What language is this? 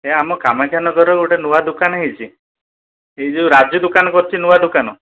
Odia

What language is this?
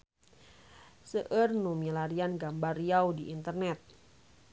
Sundanese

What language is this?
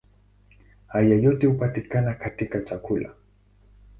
Swahili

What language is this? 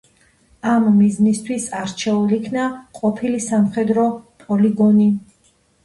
Georgian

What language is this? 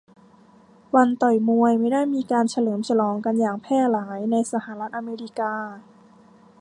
Thai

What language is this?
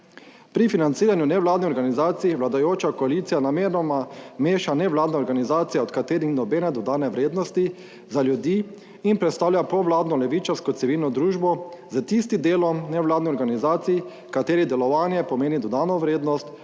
Slovenian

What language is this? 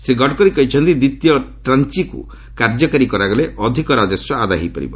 Odia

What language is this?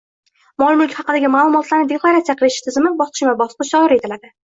Uzbek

